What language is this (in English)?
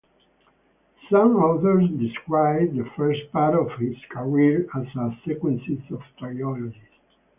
English